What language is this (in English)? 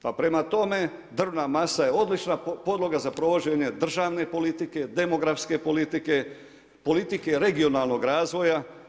Croatian